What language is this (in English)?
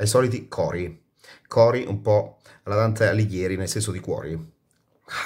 Italian